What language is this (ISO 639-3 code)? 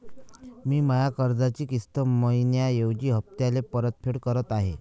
mar